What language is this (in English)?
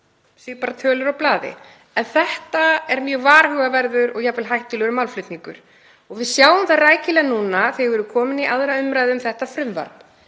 Icelandic